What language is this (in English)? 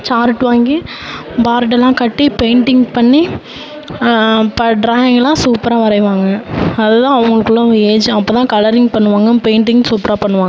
Tamil